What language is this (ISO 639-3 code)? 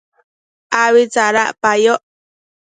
mcf